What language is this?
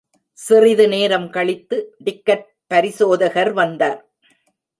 Tamil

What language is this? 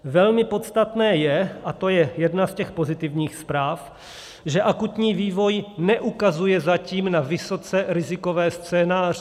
Czech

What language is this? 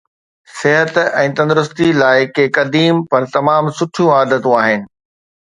Sindhi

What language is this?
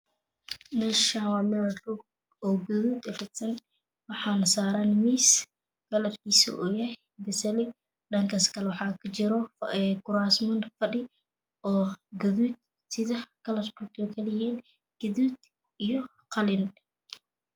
Somali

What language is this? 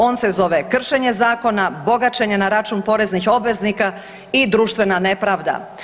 Croatian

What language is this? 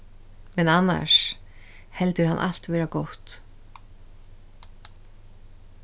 Faroese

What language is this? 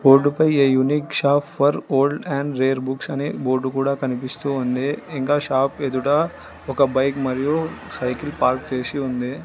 Telugu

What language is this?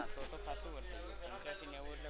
Gujarati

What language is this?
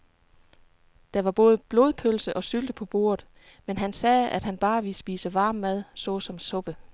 Danish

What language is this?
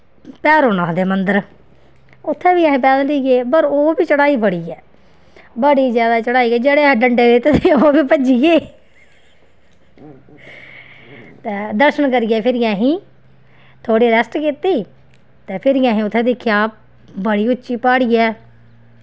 Dogri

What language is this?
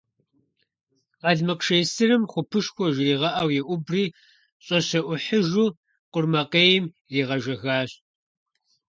Kabardian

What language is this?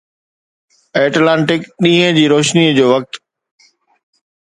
Sindhi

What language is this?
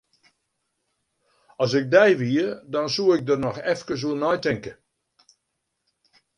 Western Frisian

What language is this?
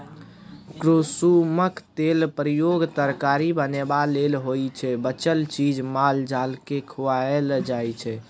Maithili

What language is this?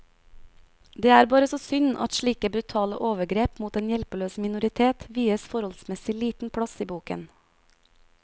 Norwegian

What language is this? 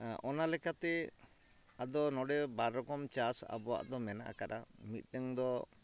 Santali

